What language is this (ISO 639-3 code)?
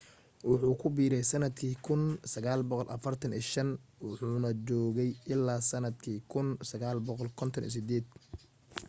som